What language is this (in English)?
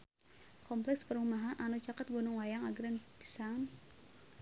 Sundanese